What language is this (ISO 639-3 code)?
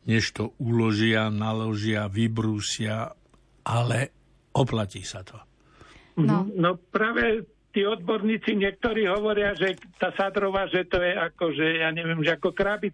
slk